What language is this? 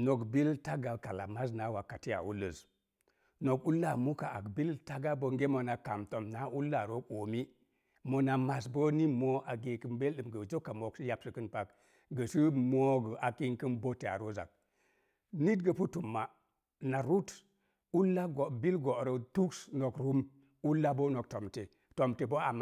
Mom Jango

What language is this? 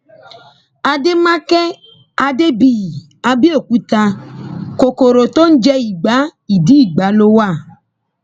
Yoruba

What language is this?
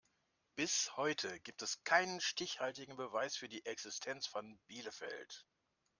German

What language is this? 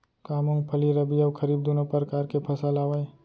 Chhattisgarhi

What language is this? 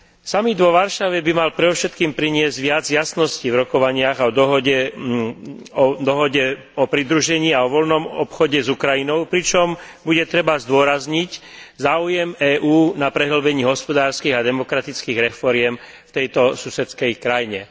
Slovak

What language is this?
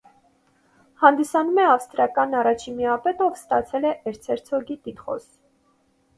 Armenian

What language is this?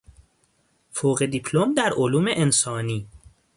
Persian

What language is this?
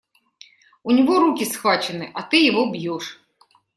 Russian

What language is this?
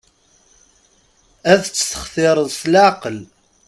Kabyle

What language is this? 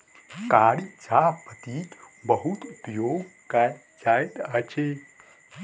Maithili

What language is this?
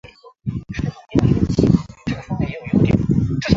Chinese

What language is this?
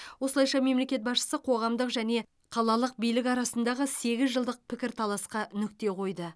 Kazakh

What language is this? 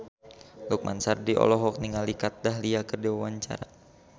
Sundanese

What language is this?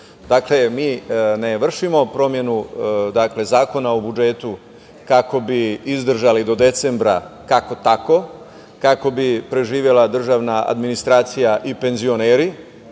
Serbian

